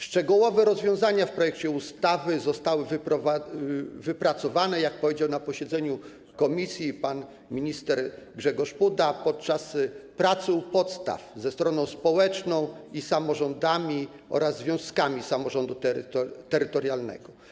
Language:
Polish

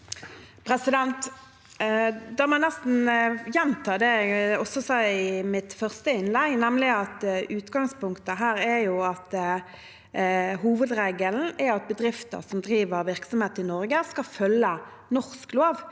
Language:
Norwegian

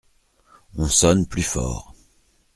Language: French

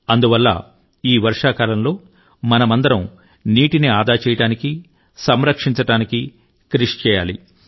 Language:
Telugu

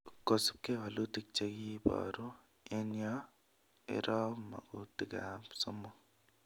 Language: Kalenjin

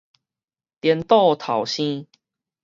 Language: Min Nan Chinese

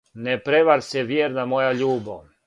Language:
Serbian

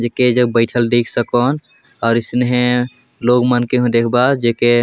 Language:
Sadri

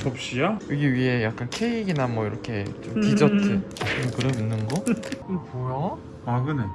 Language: Korean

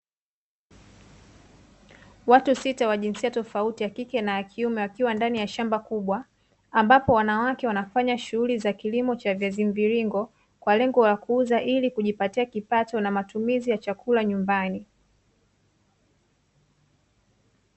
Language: Swahili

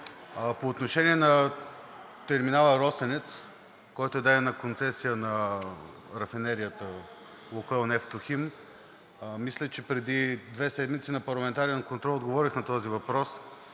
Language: Bulgarian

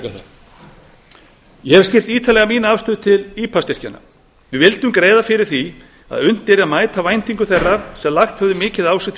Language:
Icelandic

